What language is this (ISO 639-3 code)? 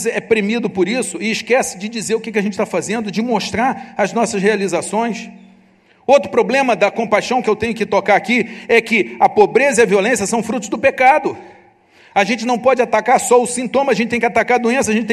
por